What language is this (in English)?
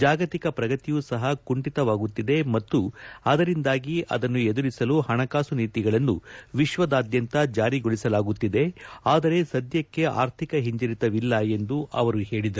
Kannada